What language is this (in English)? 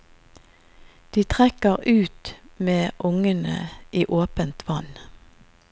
Norwegian